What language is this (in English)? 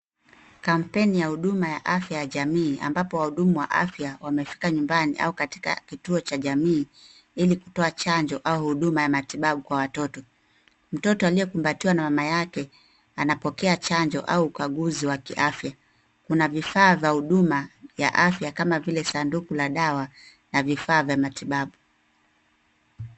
Swahili